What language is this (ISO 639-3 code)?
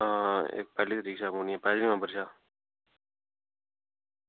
doi